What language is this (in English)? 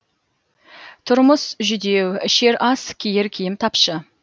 Kazakh